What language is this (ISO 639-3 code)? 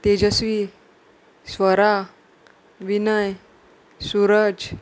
kok